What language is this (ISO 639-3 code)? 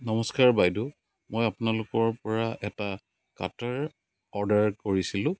asm